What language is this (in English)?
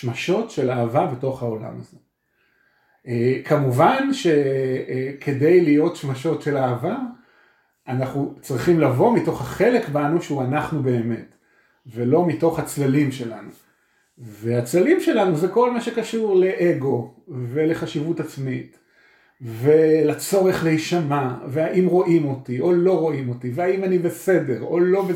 Hebrew